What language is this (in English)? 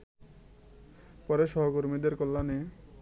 Bangla